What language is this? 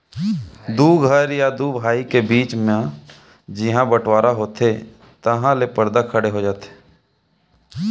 Chhattisgarhi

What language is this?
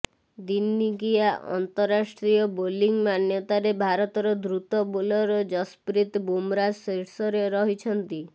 Odia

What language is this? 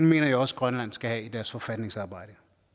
Danish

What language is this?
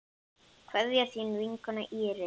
Icelandic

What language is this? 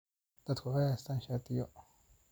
Somali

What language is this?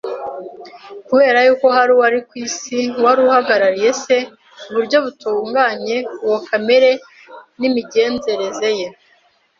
Kinyarwanda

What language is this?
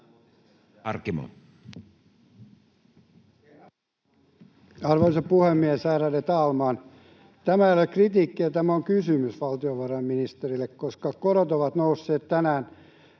Finnish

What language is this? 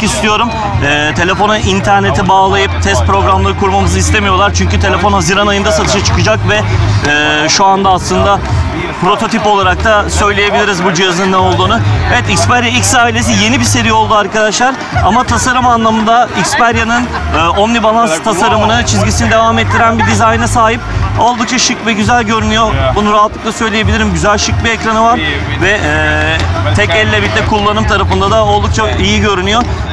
Turkish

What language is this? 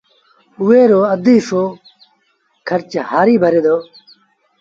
Sindhi Bhil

